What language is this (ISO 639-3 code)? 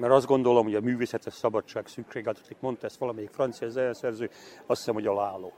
hun